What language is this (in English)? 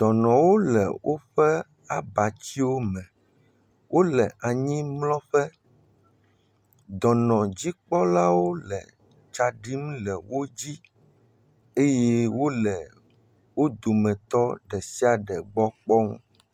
Ewe